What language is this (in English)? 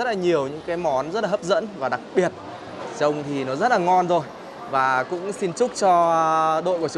Vietnamese